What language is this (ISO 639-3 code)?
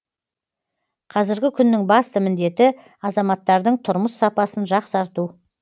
kaz